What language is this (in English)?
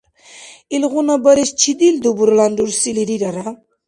Dargwa